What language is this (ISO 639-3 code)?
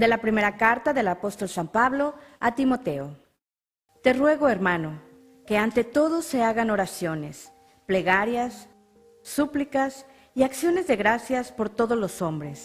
spa